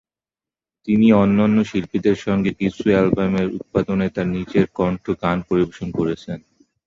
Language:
Bangla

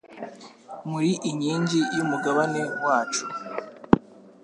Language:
Kinyarwanda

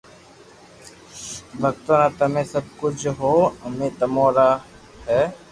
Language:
Loarki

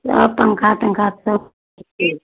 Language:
Maithili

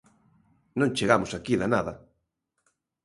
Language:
Galician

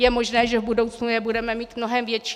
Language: Czech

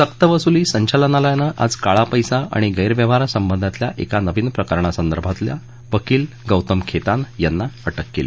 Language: Marathi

